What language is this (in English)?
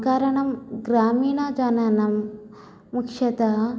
Sanskrit